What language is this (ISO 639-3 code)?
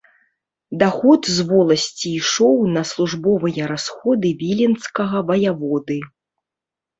bel